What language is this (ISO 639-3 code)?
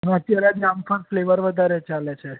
guj